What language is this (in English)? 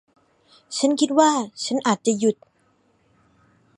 Thai